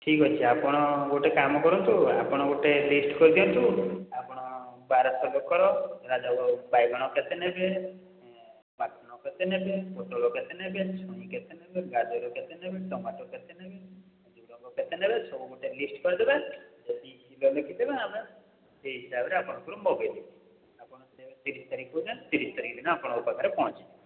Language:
Odia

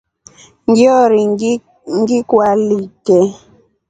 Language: Rombo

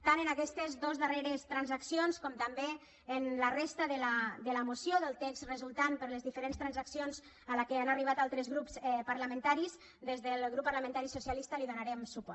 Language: Catalan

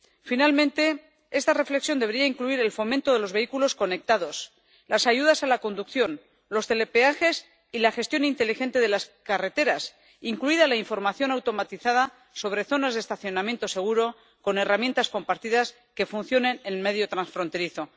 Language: Spanish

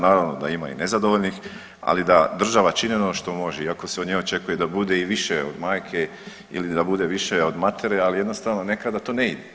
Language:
Croatian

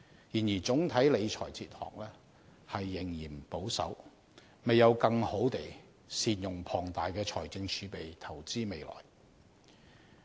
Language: Cantonese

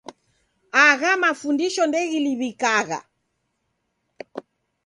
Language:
Taita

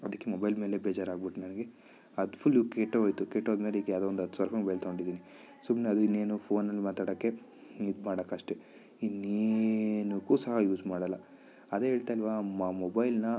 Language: Kannada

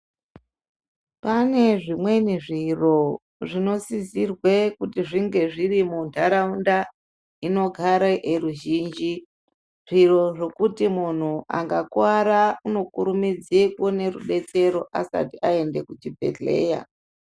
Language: Ndau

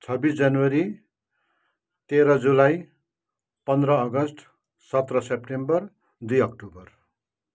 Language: Nepali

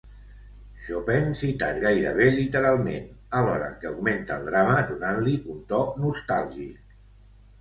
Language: Catalan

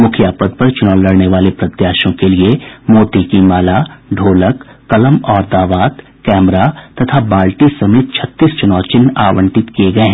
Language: Hindi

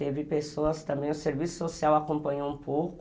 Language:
Portuguese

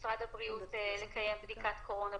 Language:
Hebrew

